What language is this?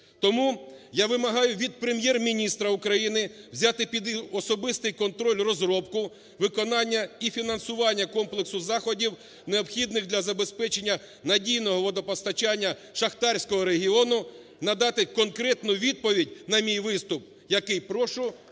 Ukrainian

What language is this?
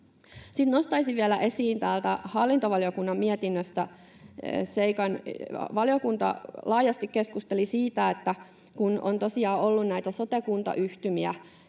Finnish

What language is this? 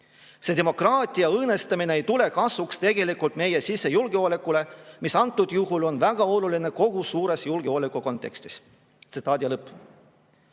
Estonian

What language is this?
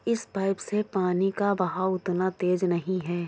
Hindi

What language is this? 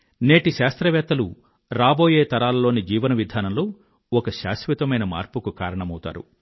Telugu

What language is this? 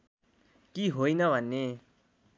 Nepali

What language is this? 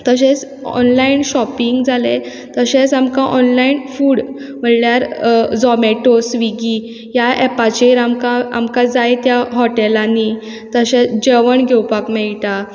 Konkani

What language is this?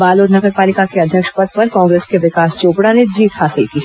Hindi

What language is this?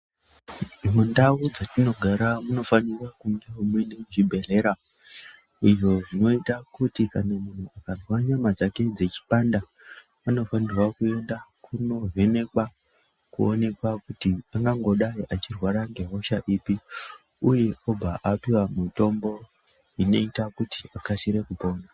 Ndau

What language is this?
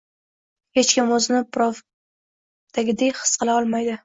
Uzbek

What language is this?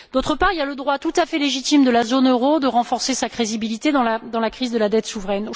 French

